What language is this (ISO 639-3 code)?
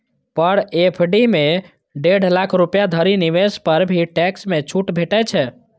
mai